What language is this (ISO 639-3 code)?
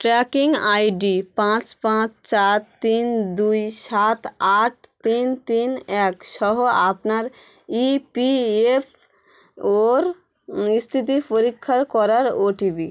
ben